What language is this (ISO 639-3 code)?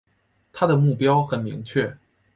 zho